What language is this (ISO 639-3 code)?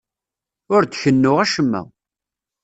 kab